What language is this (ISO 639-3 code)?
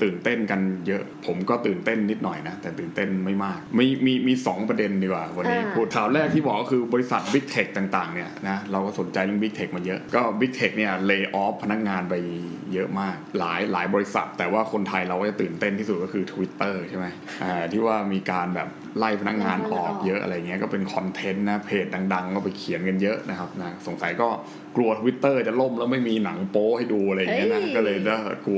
tha